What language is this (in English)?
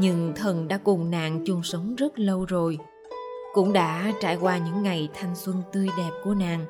Vietnamese